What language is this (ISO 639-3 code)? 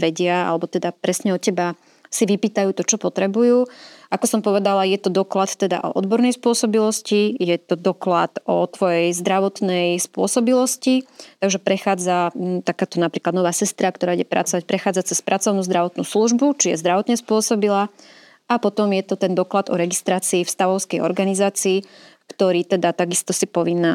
slk